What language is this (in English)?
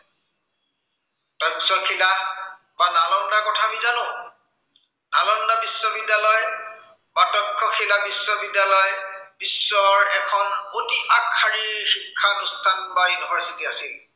Assamese